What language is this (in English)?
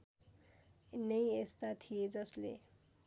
Nepali